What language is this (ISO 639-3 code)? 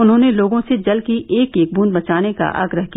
hin